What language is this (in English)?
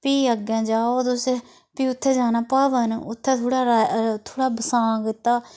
Dogri